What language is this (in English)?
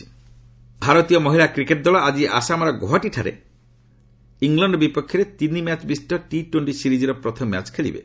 Odia